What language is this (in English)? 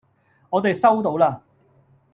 Cantonese